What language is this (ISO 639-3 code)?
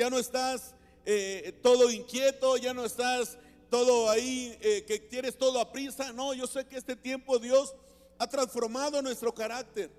spa